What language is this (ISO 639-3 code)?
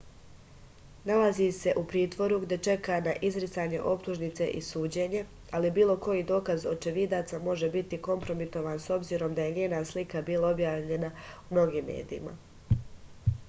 srp